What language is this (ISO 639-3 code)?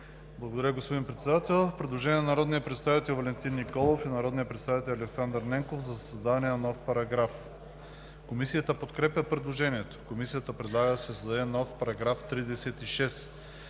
bul